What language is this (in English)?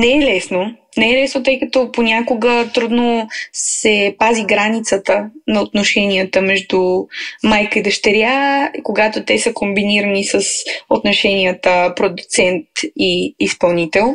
Bulgarian